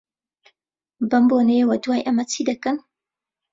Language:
Central Kurdish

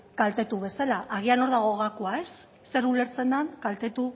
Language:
Basque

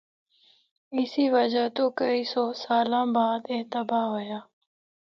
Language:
Northern Hindko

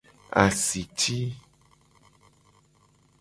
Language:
Gen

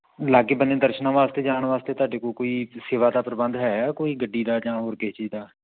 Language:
Punjabi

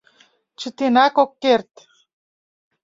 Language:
Mari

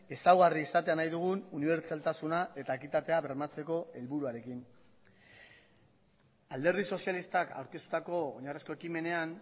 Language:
Basque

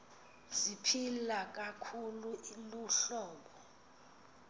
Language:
Xhosa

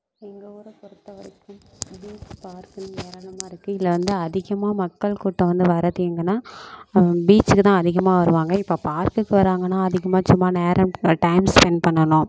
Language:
Tamil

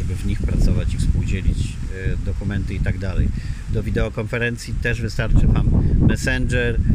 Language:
Polish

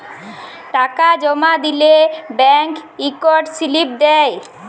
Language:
Bangla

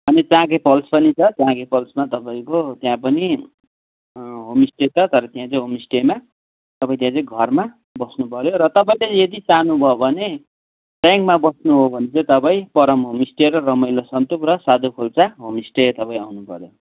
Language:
Nepali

